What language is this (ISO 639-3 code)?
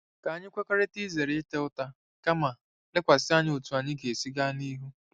ibo